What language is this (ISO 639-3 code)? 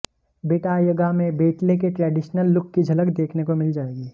hin